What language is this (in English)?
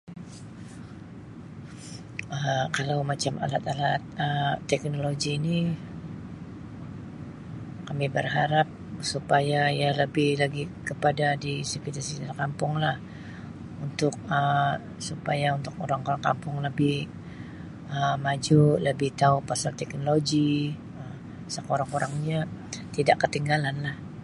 Sabah Malay